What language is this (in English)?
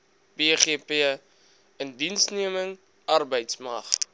Afrikaans